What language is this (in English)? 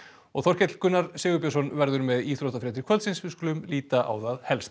Icelandic